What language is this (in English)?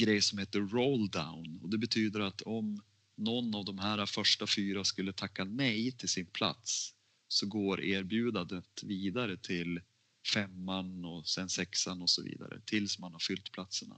Swedish